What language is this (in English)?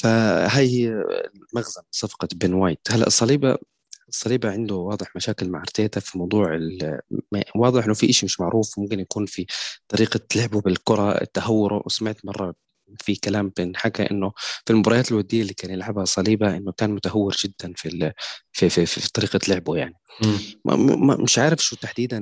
Arabic